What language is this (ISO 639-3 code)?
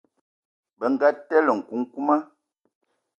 eto